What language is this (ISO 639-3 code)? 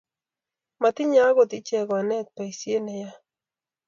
kln